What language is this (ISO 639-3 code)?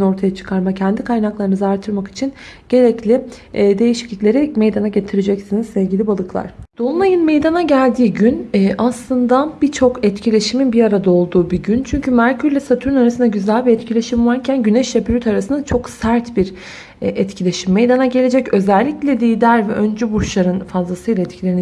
tur